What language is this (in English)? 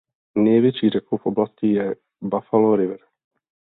Czech